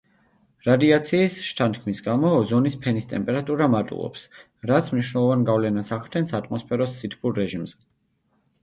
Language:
Georgian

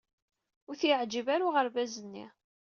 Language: Kabyle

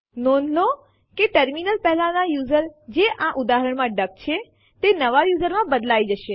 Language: Gujarati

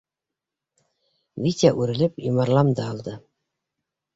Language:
Bashkir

